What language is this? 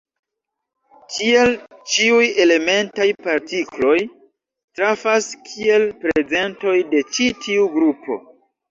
Esperanto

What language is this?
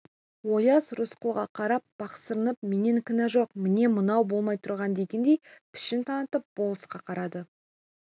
Kazakh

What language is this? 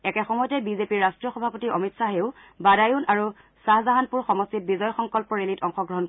Assamese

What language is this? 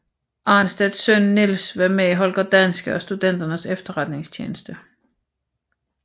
Danish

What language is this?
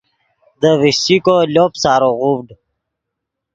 Yidgha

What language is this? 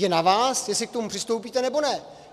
Czech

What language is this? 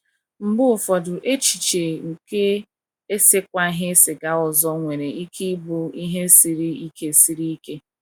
Igbo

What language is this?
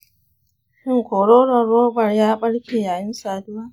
Hausa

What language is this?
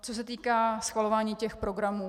Czech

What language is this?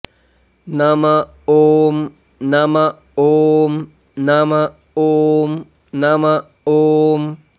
Sanskrit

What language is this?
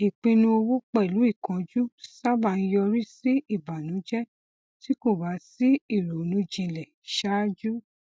Yoruba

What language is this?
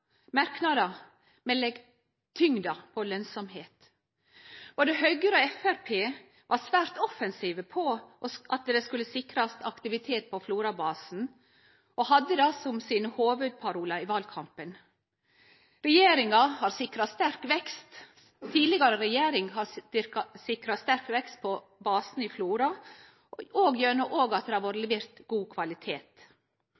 Norwegian Nynorsk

